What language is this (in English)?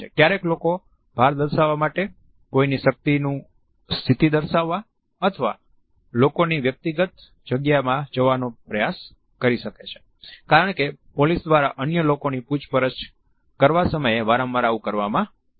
Gujarati